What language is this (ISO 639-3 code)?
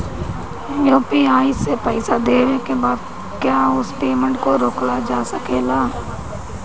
bho